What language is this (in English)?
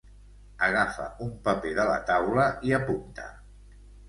Catalan